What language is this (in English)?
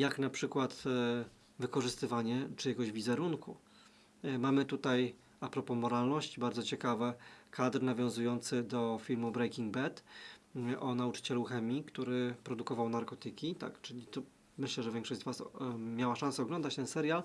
Polish